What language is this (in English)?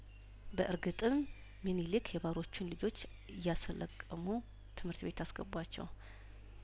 Amharic